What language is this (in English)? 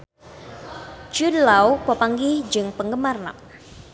Sundanese